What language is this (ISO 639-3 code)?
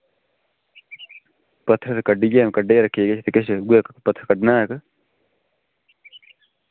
doi